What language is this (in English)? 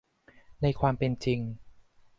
Thai